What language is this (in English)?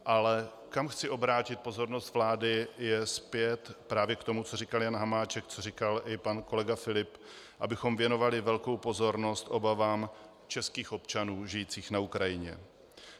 Czech